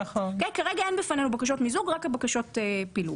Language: Hebrew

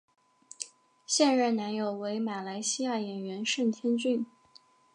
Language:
Chinese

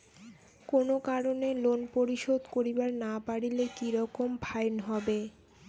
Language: Bangla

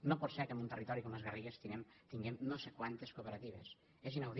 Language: Catalan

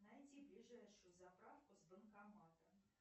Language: Russian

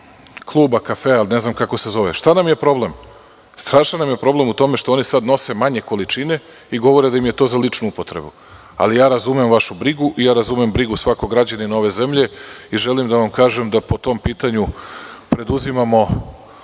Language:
Serbian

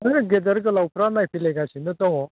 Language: Bodo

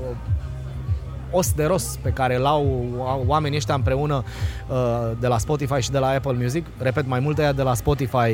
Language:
Romanian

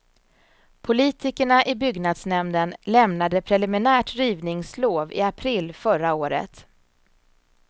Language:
Swedish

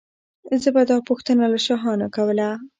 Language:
Pashto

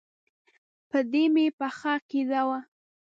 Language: Pashto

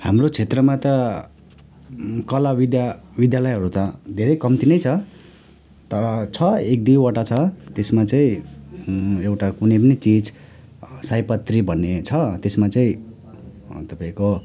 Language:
Nepali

